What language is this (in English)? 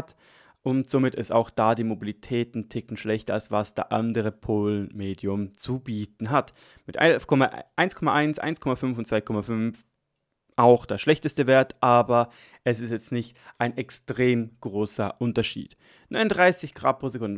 German